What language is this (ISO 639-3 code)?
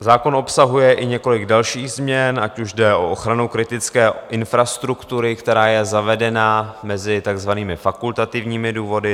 ces